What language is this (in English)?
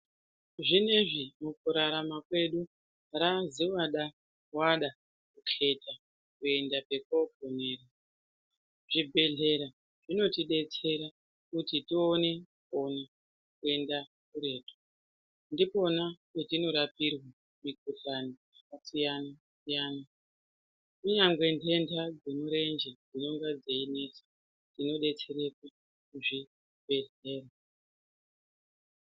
Ndau